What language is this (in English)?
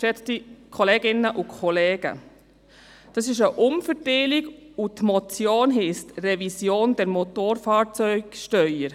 Swiss German